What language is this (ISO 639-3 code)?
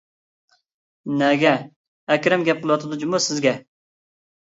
uig